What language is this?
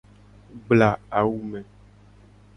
Gen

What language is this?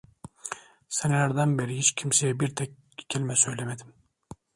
Turkish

